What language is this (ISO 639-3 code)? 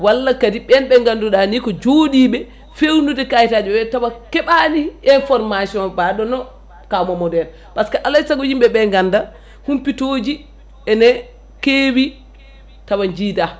ful